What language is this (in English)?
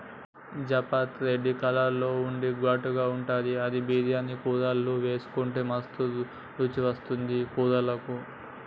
Telugu